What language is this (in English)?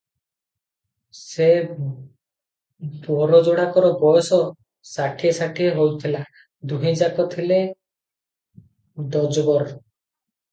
Odia